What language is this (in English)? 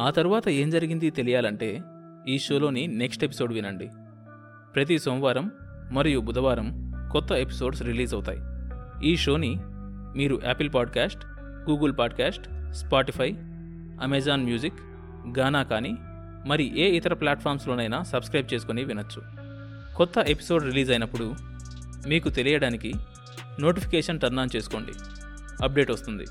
Telugu